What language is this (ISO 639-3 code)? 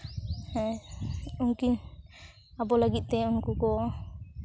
sat